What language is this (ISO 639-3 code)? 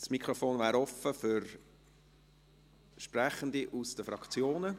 gsw